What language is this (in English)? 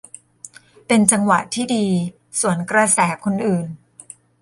Thai